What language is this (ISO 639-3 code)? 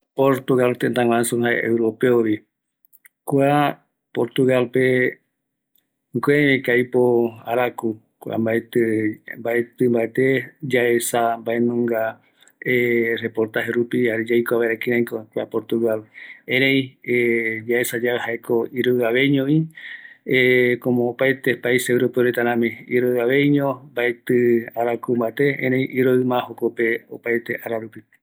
gui